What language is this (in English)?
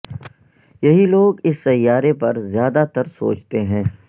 Urdu